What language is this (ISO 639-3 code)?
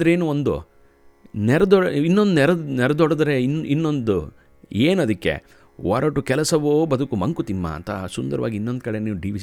kan